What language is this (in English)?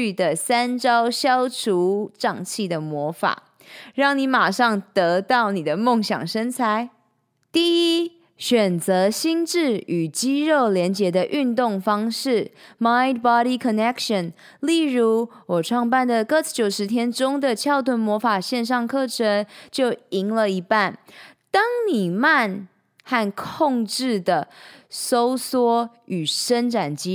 Chinese